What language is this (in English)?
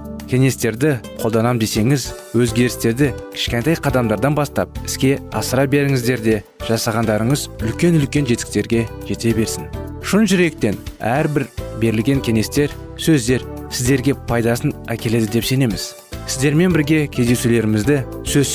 Turkish